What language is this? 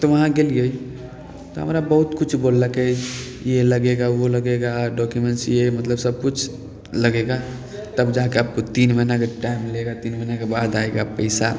Maithili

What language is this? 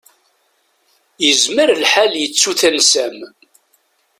Kabyle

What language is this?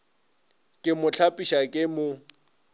Northern Sotho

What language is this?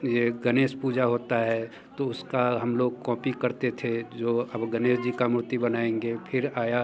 Hindi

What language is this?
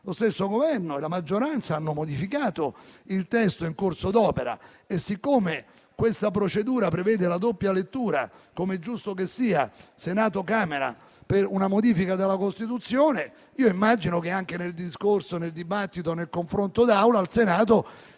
Italian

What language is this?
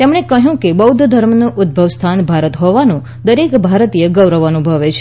Gujarati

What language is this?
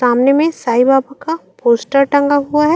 Chhattisgarhi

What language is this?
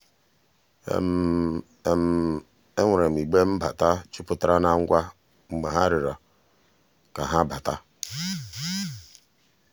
Igbo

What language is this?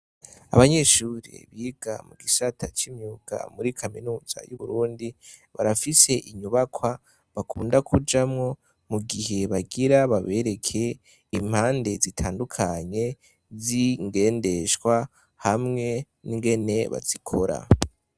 Rundi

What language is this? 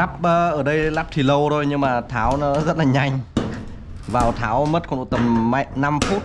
Vietnamese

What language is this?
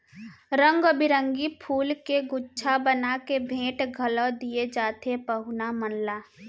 Chhattisgarhi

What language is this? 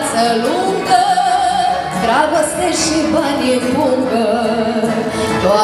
Korean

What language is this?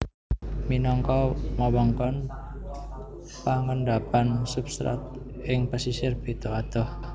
Javanese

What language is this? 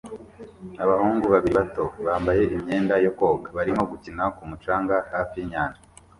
Kinyarwanda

